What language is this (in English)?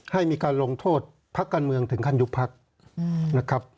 Thai